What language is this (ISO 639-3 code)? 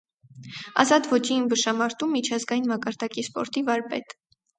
hye